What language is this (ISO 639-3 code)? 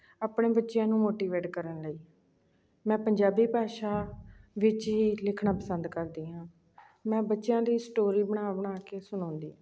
pan